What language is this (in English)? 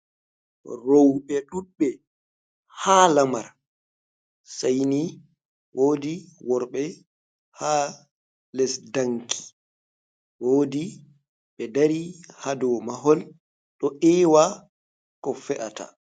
Fula